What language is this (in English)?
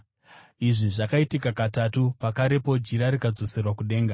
Shona